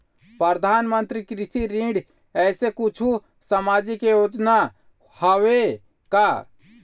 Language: Chhattisgarhi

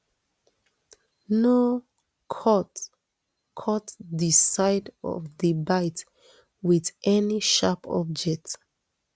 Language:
Nigerian Pidgin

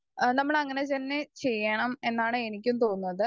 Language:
Malayalam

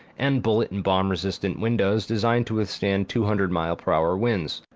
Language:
English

